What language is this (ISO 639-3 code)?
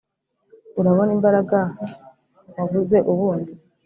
kin